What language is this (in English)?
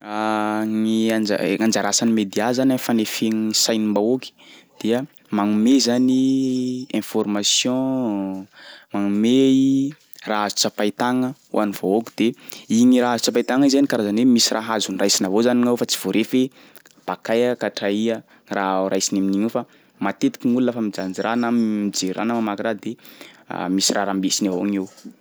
Sakalava Malagasy